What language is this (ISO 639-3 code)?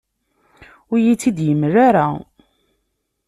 kab